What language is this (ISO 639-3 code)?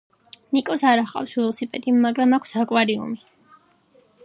kat